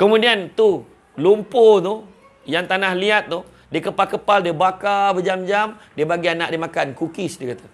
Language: Malay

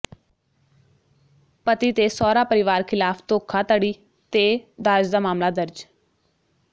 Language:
Punjabi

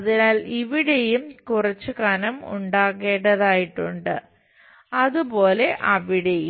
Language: Malayalam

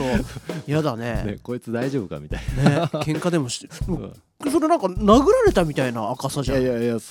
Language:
Japanese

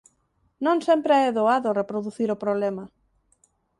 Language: Galician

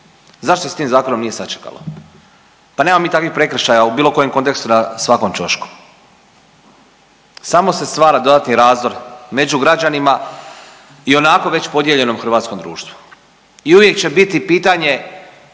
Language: Croatian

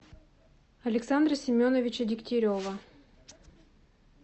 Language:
Russian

